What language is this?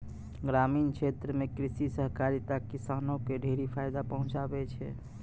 Maithili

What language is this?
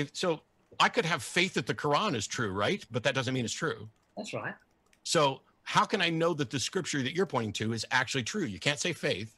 English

